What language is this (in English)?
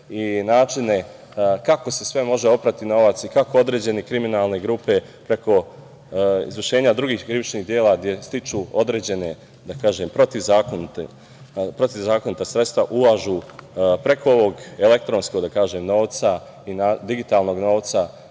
Serbian